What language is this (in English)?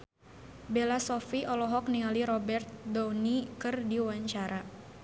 Sundanese